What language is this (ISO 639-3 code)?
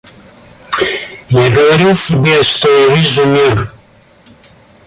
rus